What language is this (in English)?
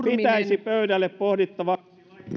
Finnish